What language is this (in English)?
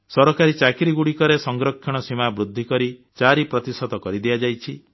Odia